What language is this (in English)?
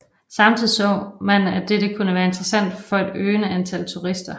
Danish